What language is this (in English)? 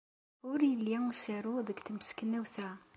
Kabyle